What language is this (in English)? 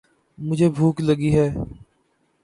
Urdu